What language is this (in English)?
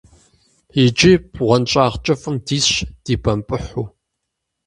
Kabardian